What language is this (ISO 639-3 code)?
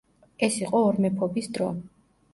kat